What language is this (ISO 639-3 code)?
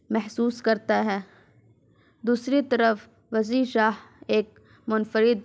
urd